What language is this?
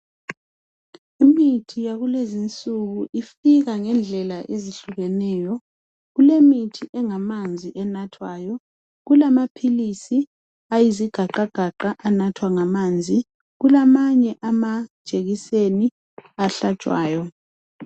North Ndebele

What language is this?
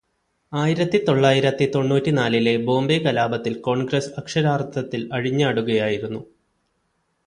Malayalam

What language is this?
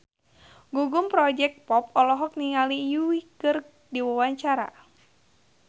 Sundanese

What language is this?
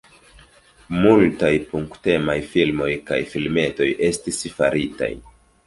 Esperanto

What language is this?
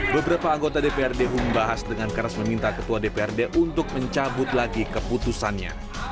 Indonesian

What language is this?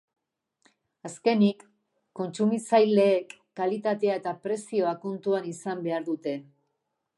Basque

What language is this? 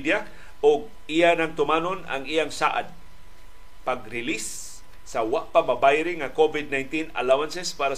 Filipino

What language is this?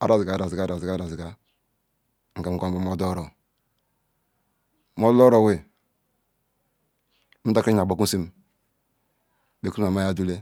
Ikwere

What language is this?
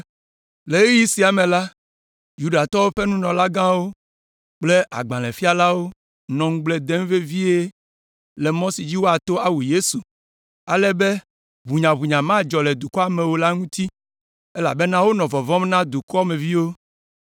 Ewe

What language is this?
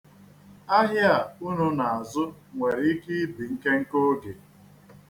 Igbo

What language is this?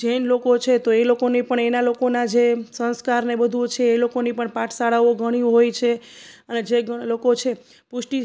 Gujarati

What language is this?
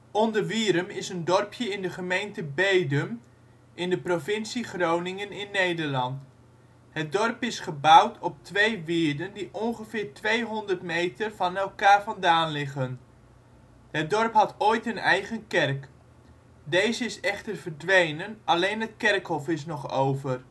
Dutch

